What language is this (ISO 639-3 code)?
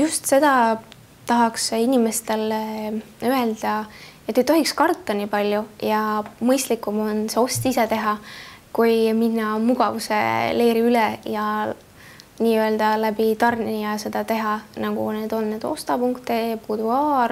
fin